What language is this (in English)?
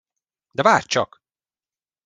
Hungarian